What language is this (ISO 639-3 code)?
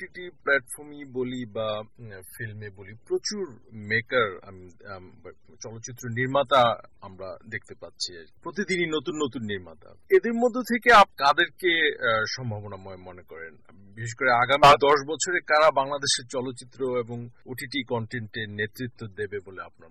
ben